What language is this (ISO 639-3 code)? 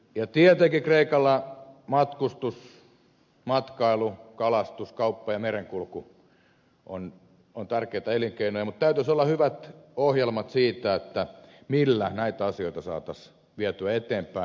fin